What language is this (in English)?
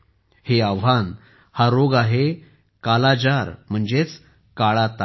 Marathi